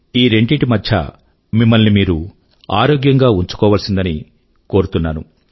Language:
Telugu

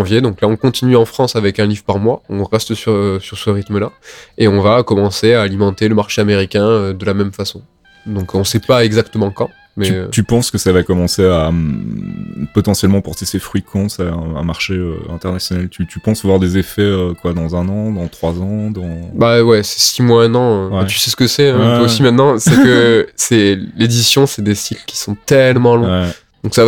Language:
French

